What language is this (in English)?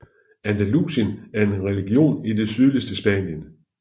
Danish